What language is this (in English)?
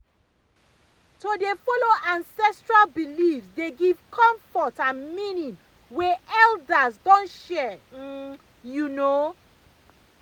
Nigerian Pidgin